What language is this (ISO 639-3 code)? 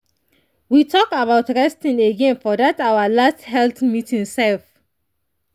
pcm